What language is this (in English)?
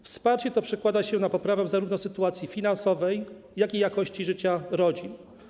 Polish